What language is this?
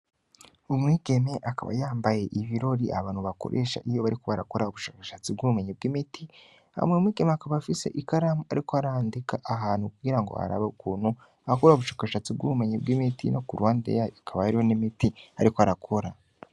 Rundi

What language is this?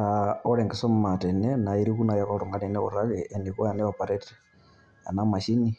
Masai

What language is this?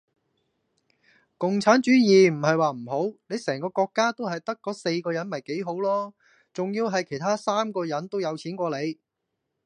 Cantonese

